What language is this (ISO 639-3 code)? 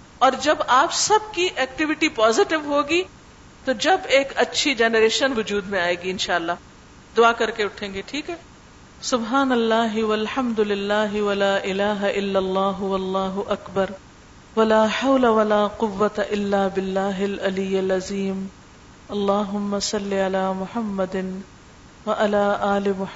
urd